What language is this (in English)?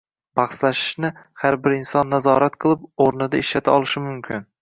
Uzbek